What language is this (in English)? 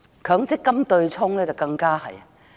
Cantonese